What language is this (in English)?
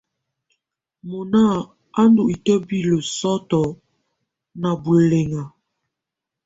Tunen